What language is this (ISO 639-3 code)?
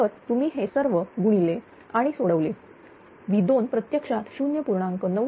mar